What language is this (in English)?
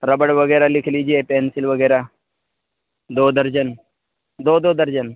Urdu